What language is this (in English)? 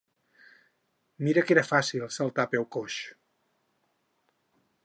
Catalan